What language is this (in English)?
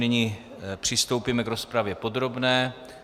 Czech